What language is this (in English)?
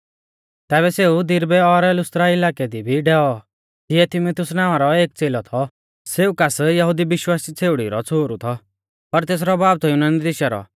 Mahasu Pahari